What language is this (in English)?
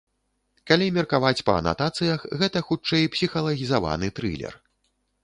Belarusian